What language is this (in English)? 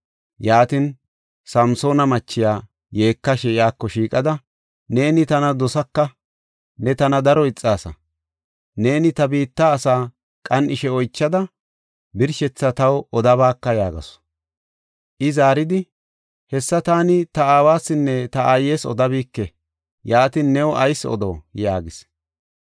Gofa